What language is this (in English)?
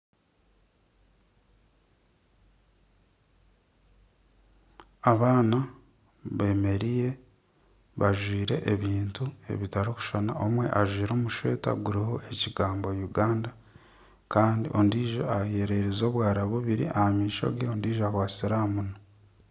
Nyankole